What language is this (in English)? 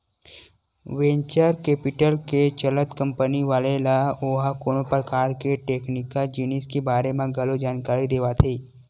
Chhattisgarhi